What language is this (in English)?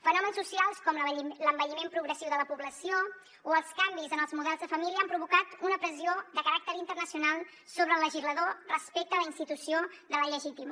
Catalan